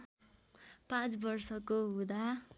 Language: Nepali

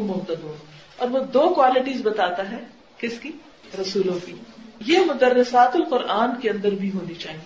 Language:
Urdu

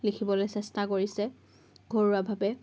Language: Assamese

